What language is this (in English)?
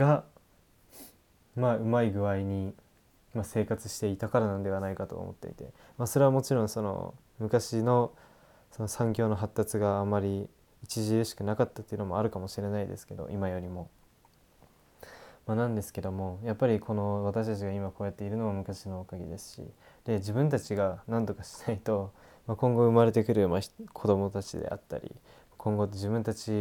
Japanese